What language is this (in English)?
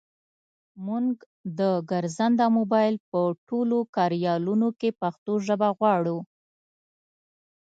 Pashto